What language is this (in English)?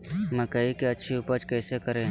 Magahi